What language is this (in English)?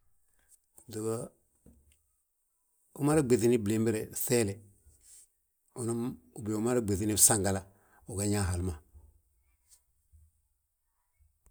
Balanta-Ganja